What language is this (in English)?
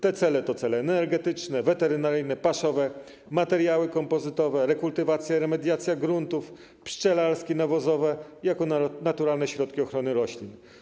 Polish